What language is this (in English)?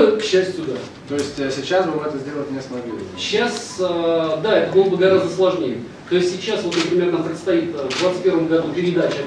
Russian